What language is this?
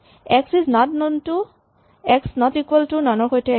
Assamese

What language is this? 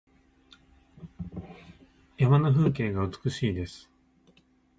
Japanese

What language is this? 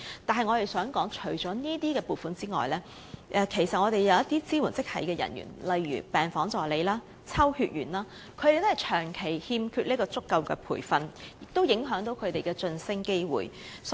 Cantonese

